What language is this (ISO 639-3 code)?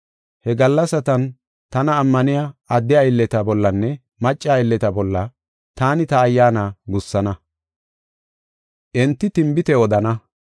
gof